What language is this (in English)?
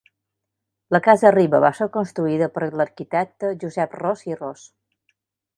Catalan